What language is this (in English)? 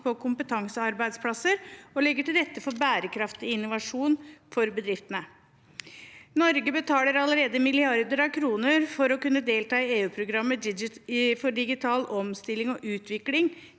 Norwegian